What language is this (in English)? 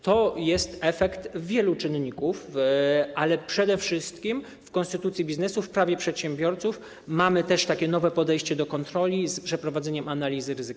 Polish